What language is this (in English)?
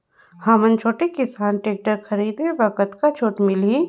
Chhattisgarhi